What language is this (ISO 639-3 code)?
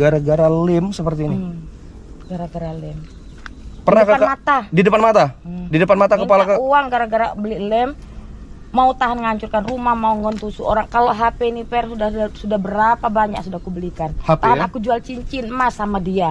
ind